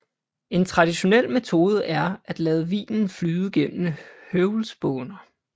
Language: Danish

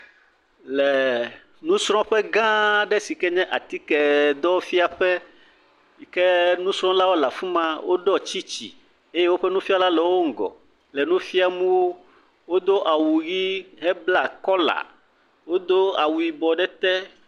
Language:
Ewe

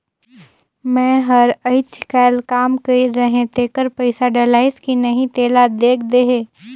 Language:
Chhattisgarhi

